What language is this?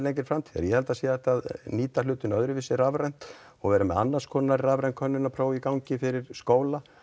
Icelandic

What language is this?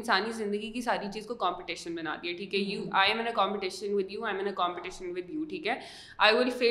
Urdu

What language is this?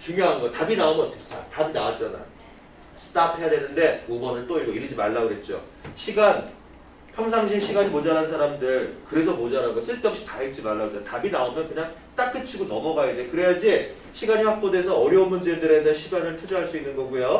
Korean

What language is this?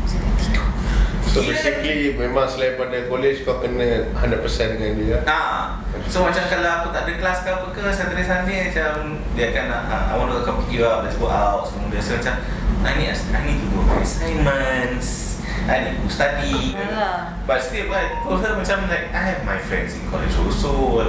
Malay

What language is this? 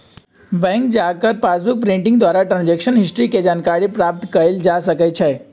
Magahi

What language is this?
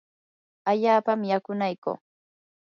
Yanahuanca Pasco Quechua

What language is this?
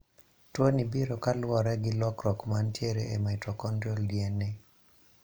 Luo (Kenya and Tanzania)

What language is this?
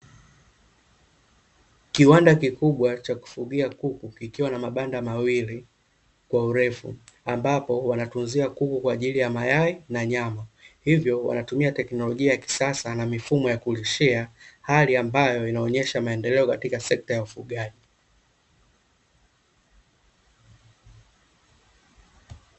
Swahili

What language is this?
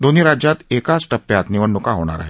Marathi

